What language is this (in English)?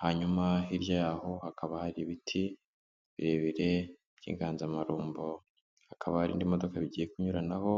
Kinyarwanda